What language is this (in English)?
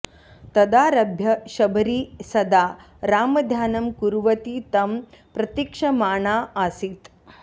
Sanskrit